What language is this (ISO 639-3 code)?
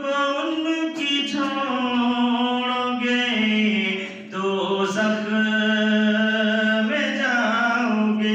ron